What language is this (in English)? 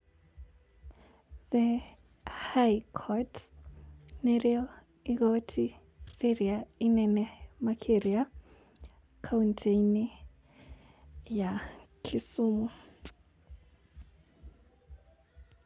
Kikuyu